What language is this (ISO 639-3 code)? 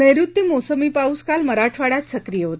mar